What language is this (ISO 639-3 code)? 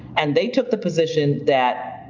eng